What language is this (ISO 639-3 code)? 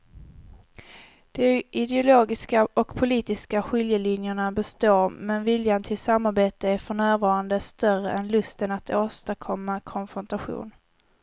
swe